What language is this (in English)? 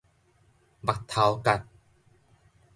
Min Nan Chinese